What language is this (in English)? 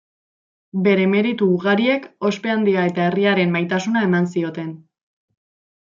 Basque